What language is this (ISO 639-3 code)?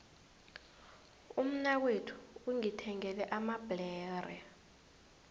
nbl